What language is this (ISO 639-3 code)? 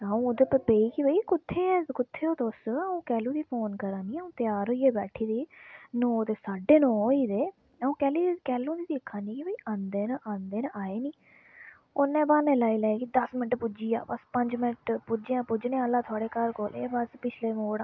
doi